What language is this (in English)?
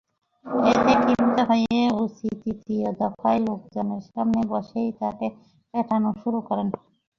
Bangla